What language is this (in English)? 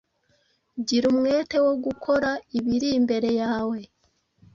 Kinyarwanda